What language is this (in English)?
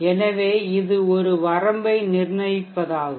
Tamil